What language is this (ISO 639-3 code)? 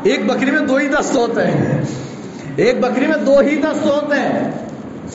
urd